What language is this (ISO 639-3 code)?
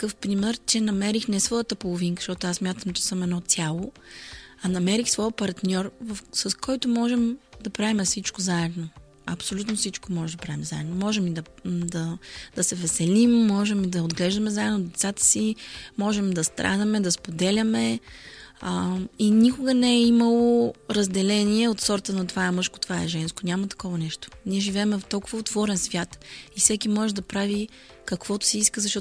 bul